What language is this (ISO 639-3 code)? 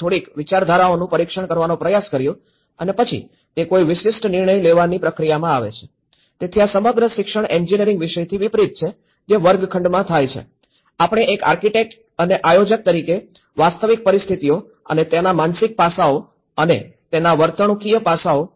guj